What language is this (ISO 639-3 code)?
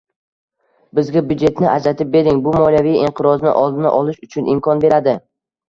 uzb